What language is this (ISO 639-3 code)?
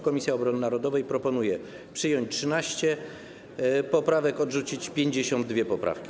pol